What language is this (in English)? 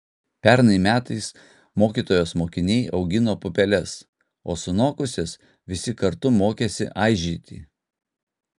Lithuanian